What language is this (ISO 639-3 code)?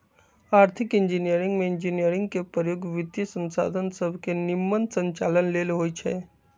mag